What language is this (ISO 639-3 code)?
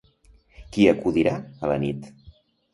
cat